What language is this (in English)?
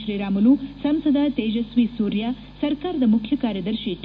Kannada